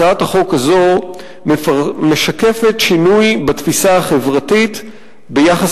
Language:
Hebrew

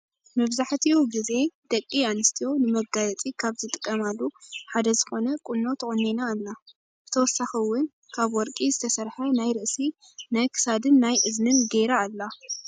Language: Tigrinya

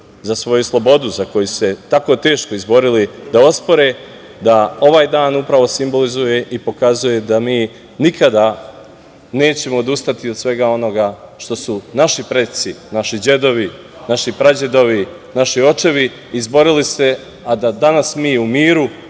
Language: Serbian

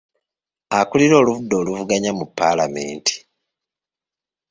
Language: Ganda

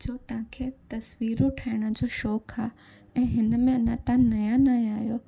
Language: Sindhi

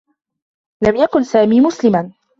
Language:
Arabic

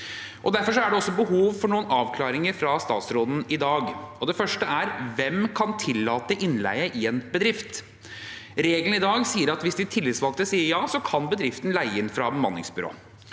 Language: Norwegian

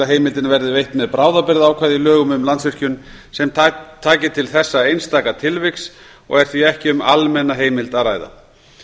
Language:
Icelandic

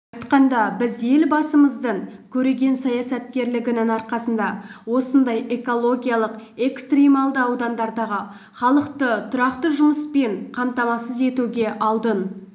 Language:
Kazakh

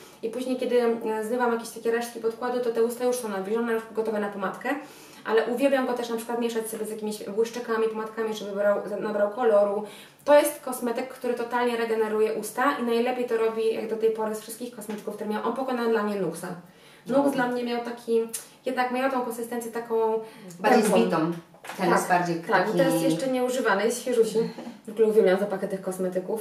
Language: Polish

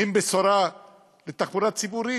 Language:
Hebrew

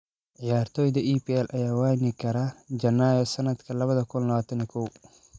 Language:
Somali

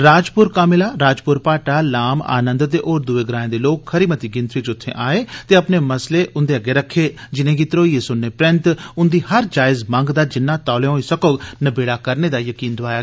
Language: Dogri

